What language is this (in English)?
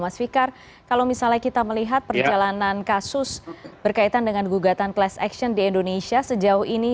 Indonesian